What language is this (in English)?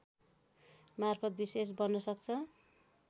Nepali